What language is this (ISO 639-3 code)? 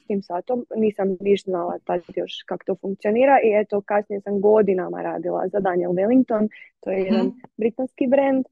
hrv